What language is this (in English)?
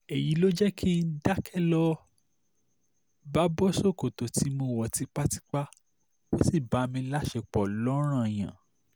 Yoruba